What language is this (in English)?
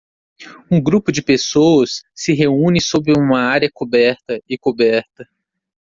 Portuguese